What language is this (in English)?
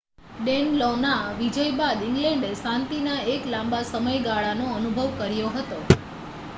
Gujarati